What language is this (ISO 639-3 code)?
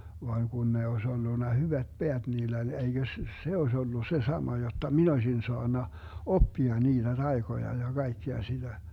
fin